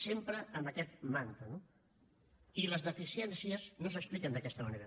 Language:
Catalan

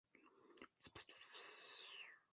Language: Chinese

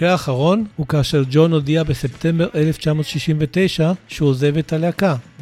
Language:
Hebrew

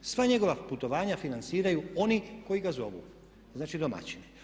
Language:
Croatian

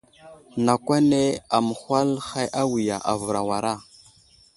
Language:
Wuzlam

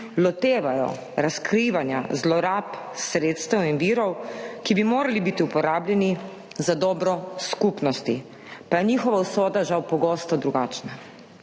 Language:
Slovenian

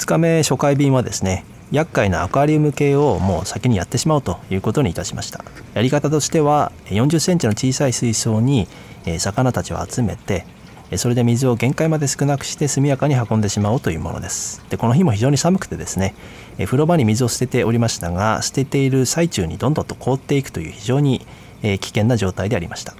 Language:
Japanese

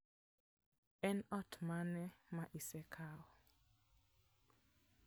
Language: Luo (Kenya and Tanzania)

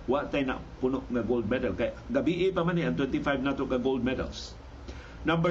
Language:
Filipino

